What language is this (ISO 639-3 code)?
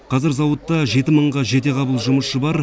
kaz